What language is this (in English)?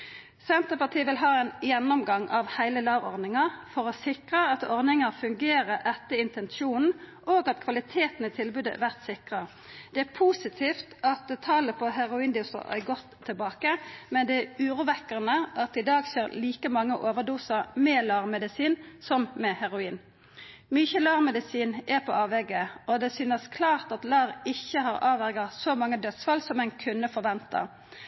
Norwegian Nynorsk